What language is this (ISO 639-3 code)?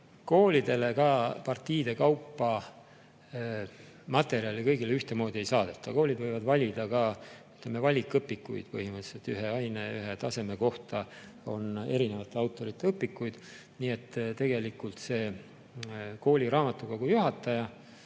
est